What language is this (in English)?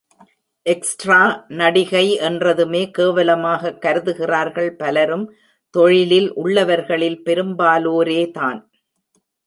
Tamil